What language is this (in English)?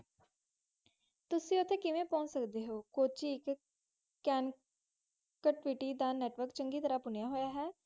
Punjabi